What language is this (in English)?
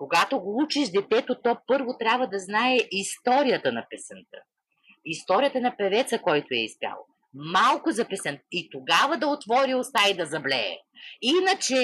Bulgarian